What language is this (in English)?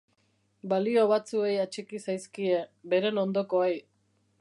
Basque